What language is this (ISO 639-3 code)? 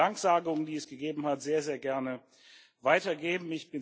deu